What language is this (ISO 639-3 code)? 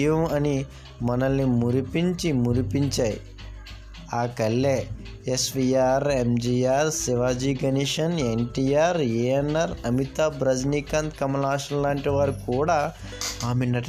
tel